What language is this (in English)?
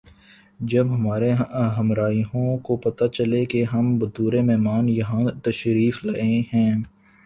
Urdu